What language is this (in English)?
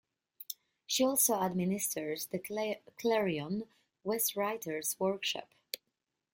English